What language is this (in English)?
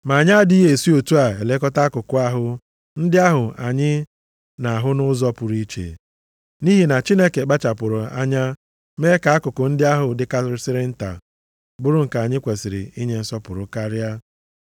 Igbo